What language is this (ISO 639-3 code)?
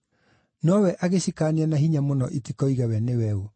kik